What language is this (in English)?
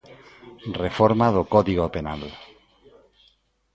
Galician